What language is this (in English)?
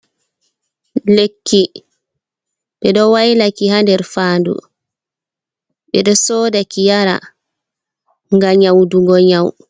Fula